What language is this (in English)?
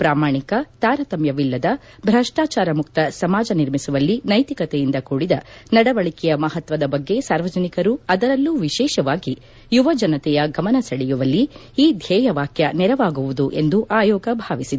Kannada